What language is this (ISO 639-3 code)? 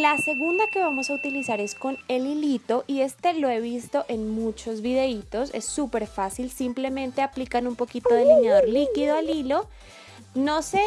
spa